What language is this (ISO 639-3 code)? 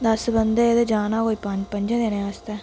doi